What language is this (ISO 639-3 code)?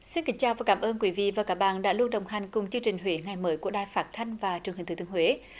vie